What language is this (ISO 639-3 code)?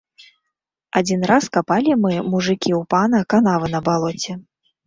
bel